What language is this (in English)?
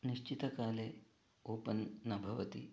Sanskrit